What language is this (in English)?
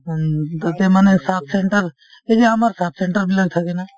Assamese